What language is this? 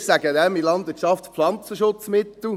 Swiss German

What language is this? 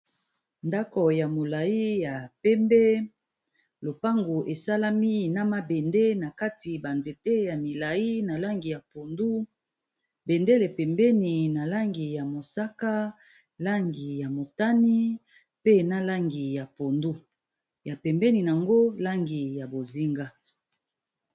Lingala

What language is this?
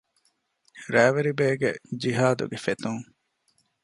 Divehi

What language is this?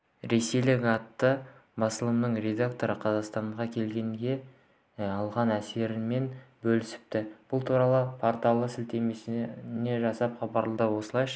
Kazakh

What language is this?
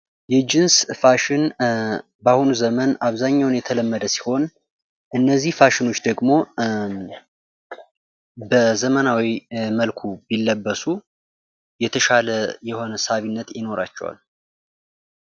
Amharic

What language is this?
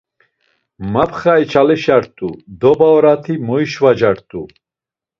Laz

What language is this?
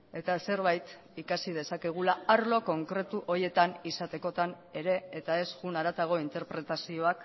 Basque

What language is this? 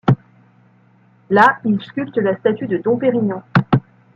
French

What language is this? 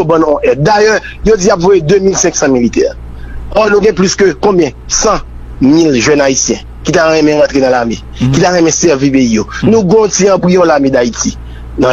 French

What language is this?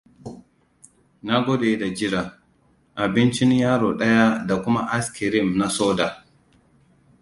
Hausa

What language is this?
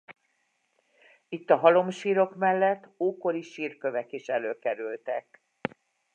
Hungarian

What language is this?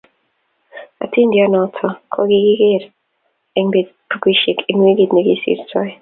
Kalenjin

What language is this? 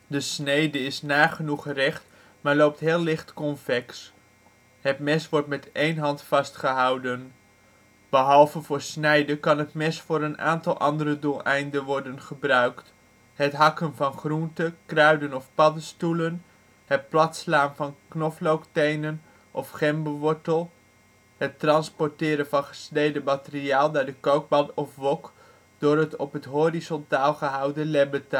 Dutch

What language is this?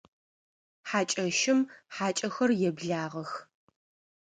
Adyghe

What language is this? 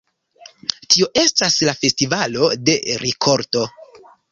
Esperanto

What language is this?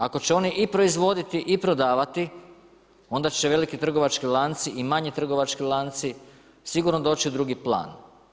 Croatian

